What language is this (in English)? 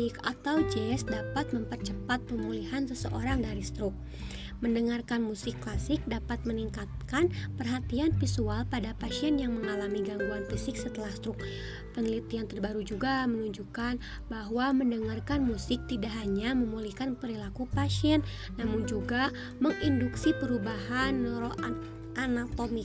Indonesian